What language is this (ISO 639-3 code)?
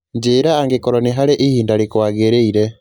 kik